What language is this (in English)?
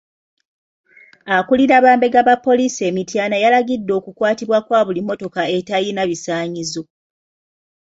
Ganda